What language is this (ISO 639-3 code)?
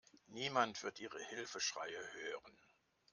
deu